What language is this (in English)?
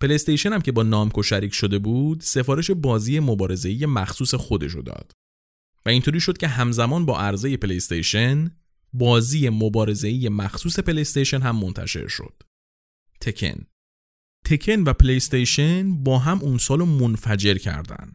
Persian